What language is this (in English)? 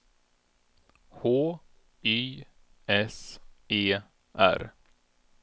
Swedish